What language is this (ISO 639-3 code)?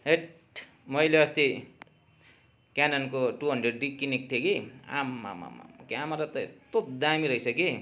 nep